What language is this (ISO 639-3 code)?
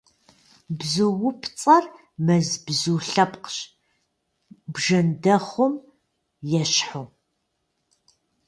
kbd